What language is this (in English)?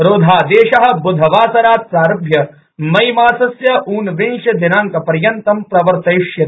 Sanskrit